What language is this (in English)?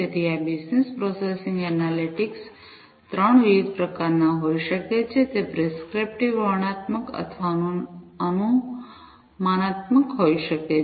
Gujarati